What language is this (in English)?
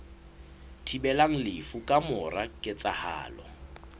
Southern Sotho